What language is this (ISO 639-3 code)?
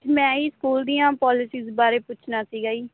pan